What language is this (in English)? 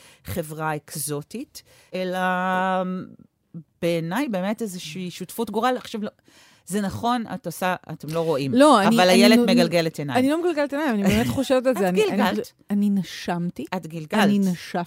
Hebrew